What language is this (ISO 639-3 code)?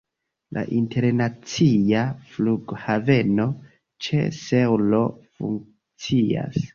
epo